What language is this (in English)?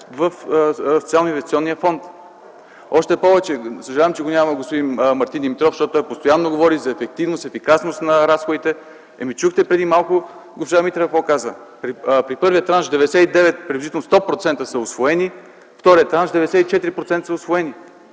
Bulgarian